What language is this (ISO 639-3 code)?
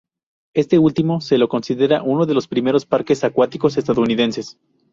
spa